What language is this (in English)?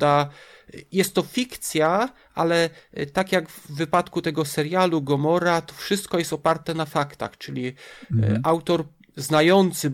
Polish